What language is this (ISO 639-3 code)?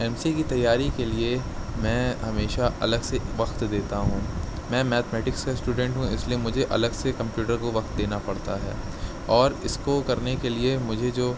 urd